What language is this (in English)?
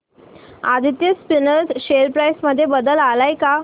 Marathi